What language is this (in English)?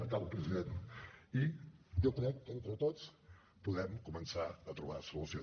Catalan